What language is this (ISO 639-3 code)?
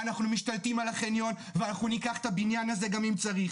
heb